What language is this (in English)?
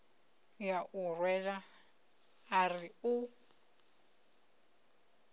Venda